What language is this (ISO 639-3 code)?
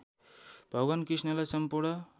nep